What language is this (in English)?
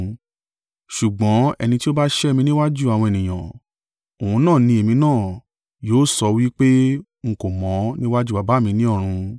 Yoruba